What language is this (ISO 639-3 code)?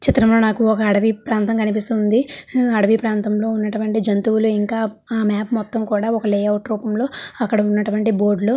tel